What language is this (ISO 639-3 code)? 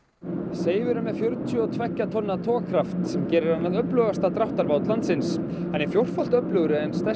isl